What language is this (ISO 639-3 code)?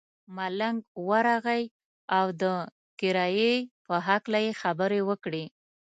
pus